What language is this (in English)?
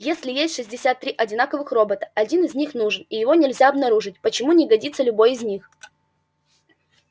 Russian